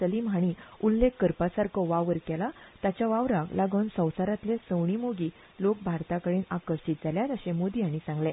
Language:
Konkani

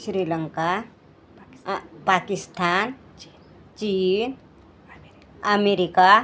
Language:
Marathi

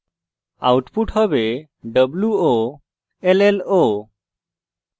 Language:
Bangla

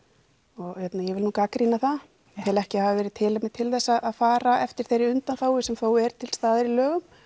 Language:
Icelandic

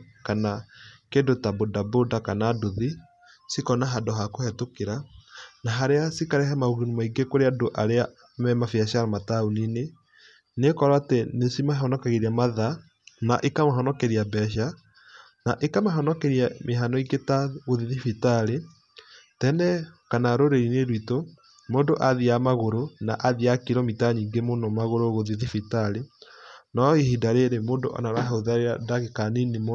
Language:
Kikuyu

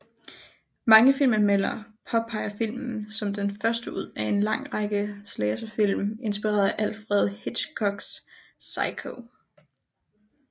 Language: Danish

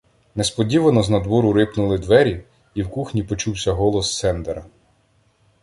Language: Ukrainian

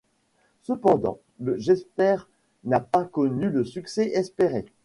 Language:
French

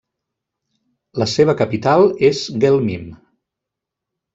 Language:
Catalan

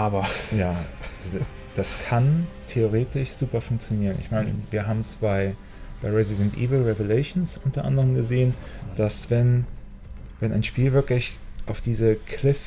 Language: German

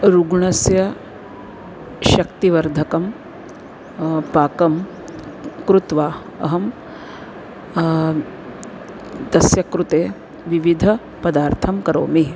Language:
Sanskrit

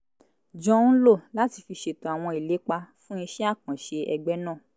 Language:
Yoruba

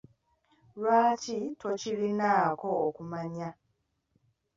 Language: Ganda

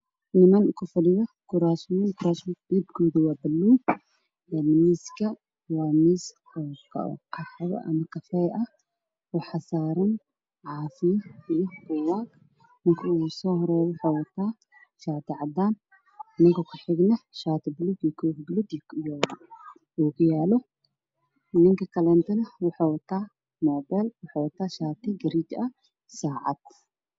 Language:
Somali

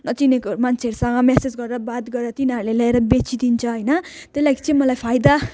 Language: Nepali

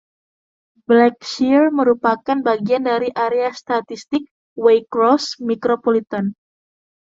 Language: Indonesian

